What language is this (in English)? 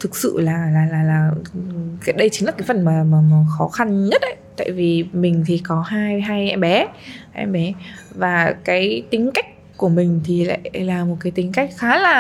Vietnamese